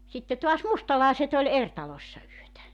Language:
Finnish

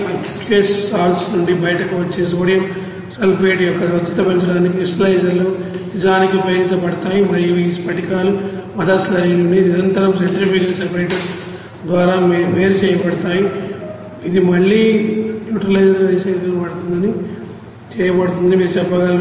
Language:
Telugu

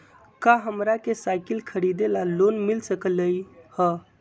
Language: Magahi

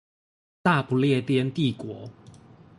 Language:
Chinese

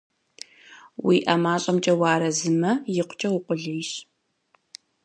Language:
Kabardian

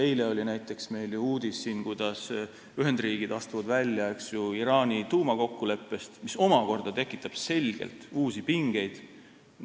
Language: Estonian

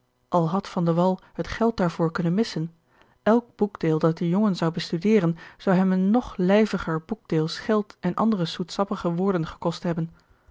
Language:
Dutch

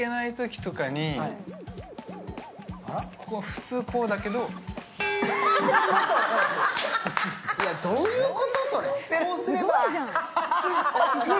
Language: Japanese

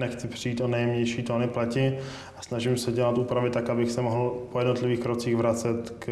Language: Czech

